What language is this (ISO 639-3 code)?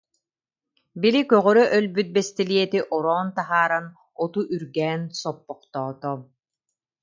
sah